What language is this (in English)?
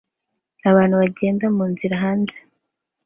Kinyarwanda